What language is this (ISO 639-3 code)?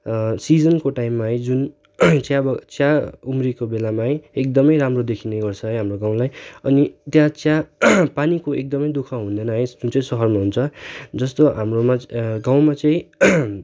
nep